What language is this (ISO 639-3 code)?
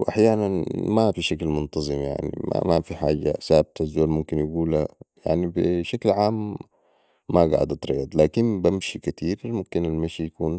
apd